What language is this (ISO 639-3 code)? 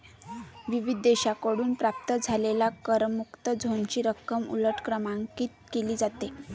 mar